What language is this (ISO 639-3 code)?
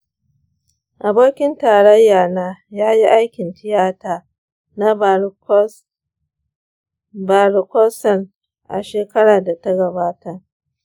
hau